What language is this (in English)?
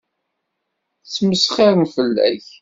Kabyle